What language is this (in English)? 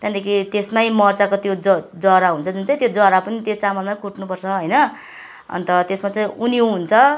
Nepali